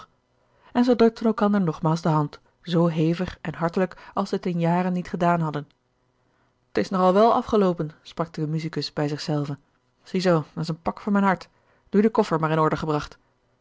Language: Dutch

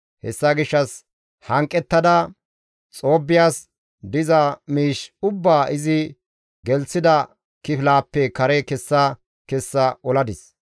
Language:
Gamo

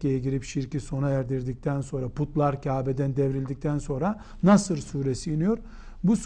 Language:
Turkish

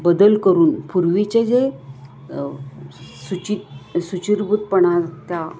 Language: Marathi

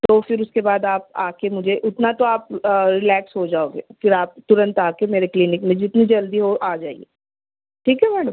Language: Urdu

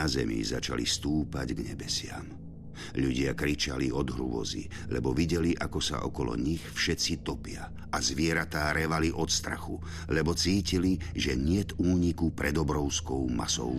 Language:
Slovak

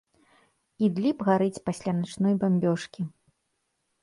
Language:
Belarusian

